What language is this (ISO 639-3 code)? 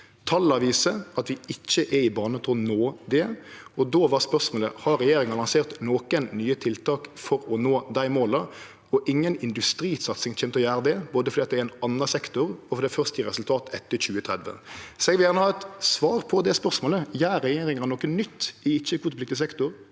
nor